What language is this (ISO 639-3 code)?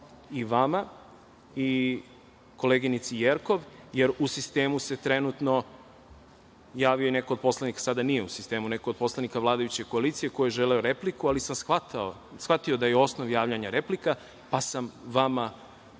srp